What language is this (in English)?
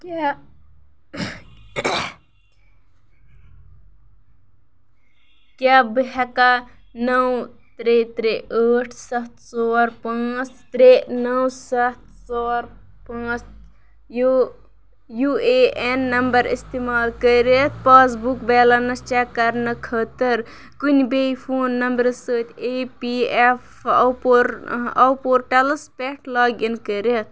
Kashmiri